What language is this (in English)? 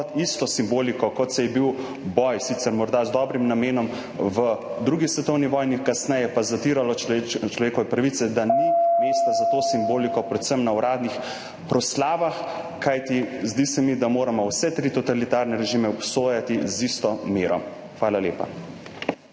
Slovenian